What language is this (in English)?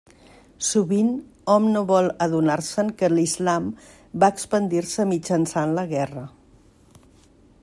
Catalan